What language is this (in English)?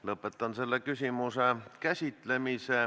Estonian